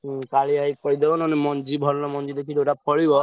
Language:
Odia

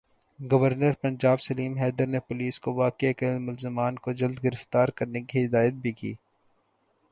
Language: Urdu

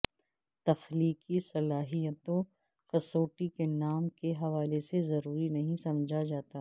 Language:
Urdu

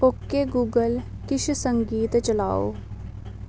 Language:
Dogri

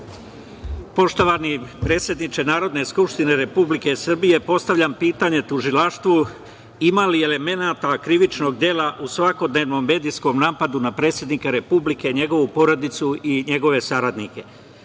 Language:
Serbian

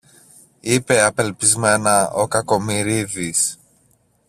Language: Greek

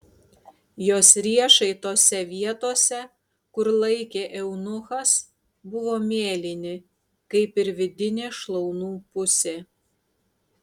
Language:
Lithuanian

